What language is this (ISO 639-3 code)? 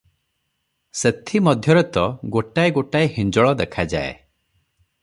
ori